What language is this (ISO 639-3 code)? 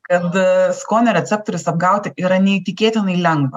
lit